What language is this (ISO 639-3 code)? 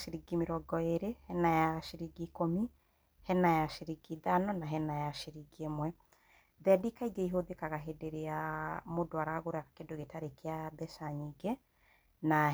kik